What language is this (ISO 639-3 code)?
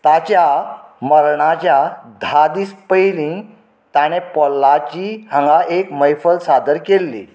kok